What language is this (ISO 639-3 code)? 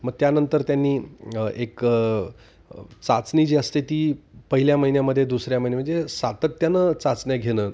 mar